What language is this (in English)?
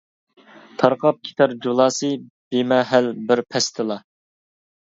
Uyghur